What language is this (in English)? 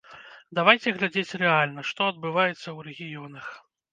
Belarusian